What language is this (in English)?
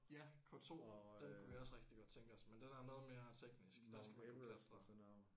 Danish